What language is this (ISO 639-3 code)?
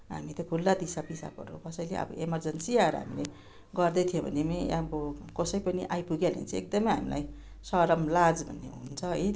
nep